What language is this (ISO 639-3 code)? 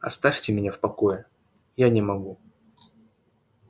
rus